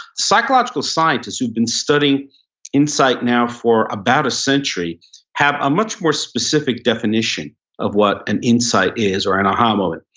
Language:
English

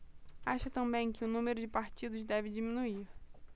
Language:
Portuguese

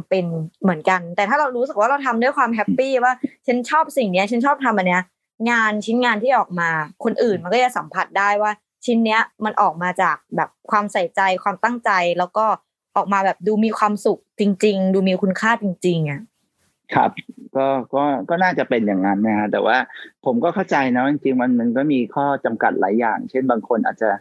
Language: Thai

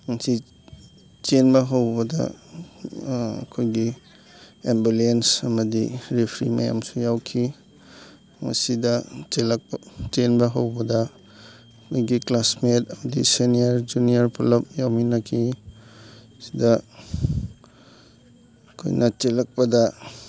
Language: Manipuri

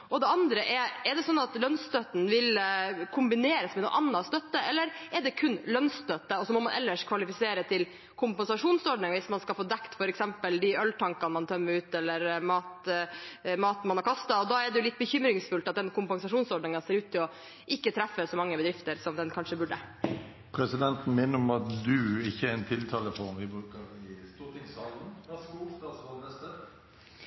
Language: Norwegian Bokmål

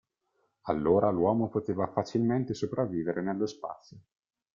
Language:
Italian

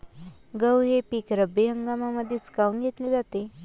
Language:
Marathi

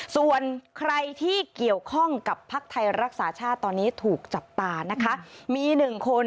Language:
Thai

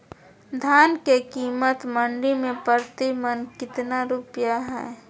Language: Magahi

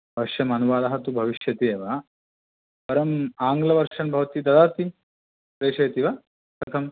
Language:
Sanskrit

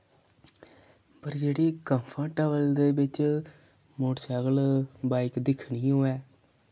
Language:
Dogri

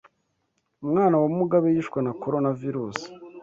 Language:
Kinyarwanda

